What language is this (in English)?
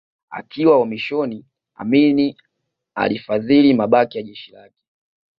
Swahili